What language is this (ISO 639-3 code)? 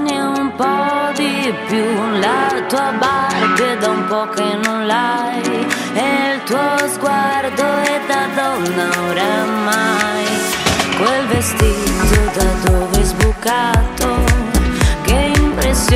ron